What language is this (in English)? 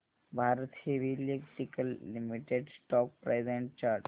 Marathi